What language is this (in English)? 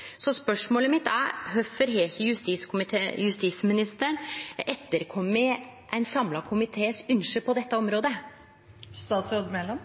Norwegian Nynorsk